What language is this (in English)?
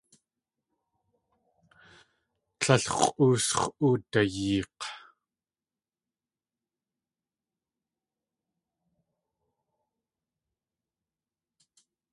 Tlingit